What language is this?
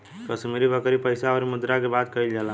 Bhojpuri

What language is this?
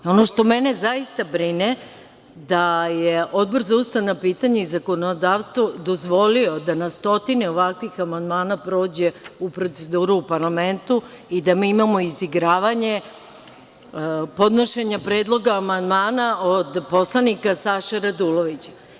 Serbian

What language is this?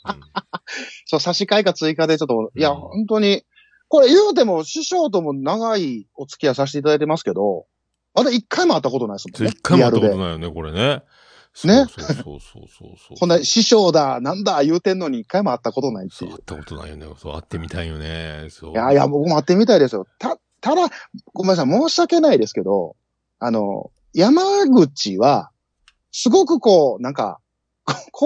Japanese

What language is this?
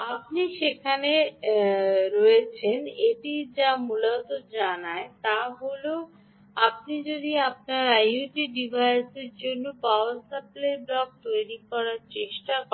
Bangla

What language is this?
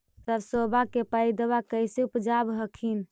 Magahi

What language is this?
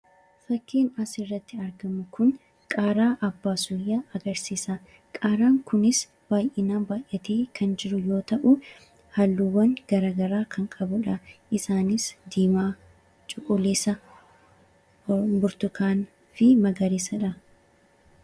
Oromo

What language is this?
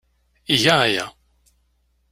Kabyle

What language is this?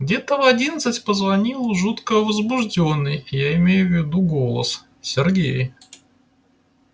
Russian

